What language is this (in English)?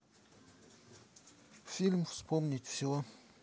Russian